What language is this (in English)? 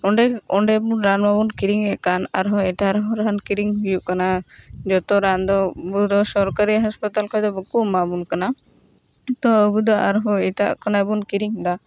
Santali